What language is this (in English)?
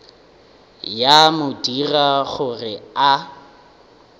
Northern Sotho